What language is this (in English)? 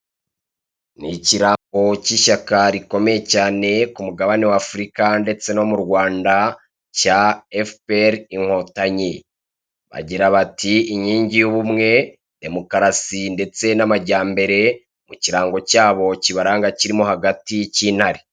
Kinyarwanda